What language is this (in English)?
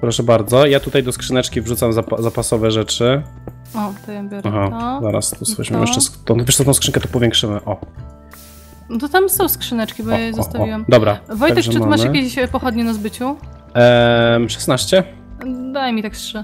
Polish